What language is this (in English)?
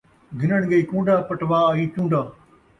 Saraiki